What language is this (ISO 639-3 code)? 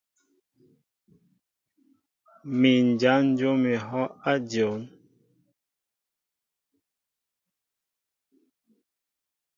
mbo